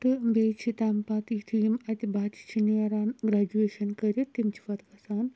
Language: Kashmiri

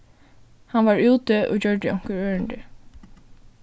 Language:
Faroese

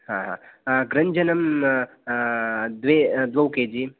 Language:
Sanskrit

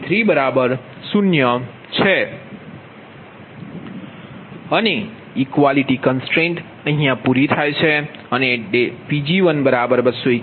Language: Gujarati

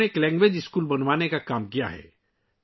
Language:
Urdu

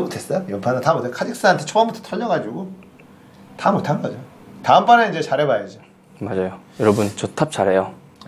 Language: Korean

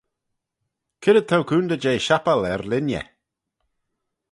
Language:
Manx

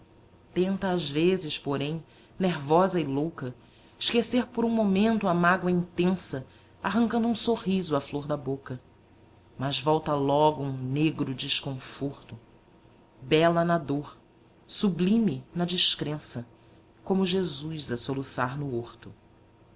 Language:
Portuguese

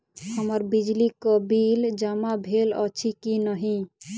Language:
Maithili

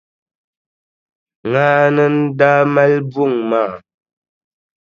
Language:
Dagbani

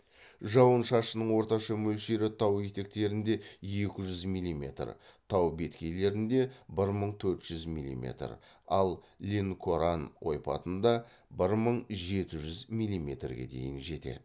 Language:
Kazakh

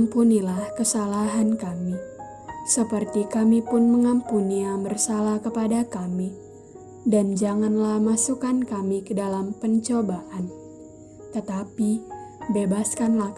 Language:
Indonesian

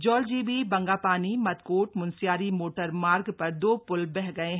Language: Hindi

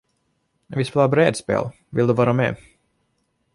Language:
Swedish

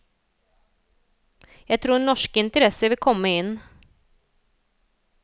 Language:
Norwegian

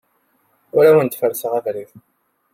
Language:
Kabyle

